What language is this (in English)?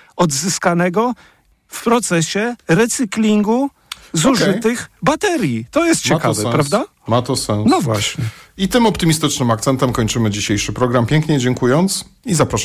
Polish